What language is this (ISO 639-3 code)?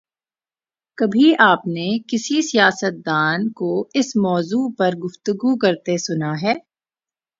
urd